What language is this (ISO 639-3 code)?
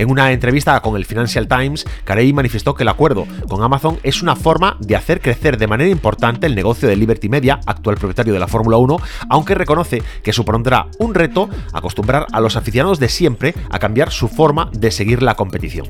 spa